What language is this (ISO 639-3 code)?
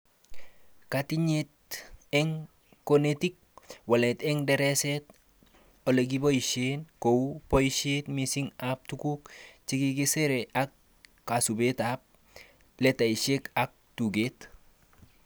kln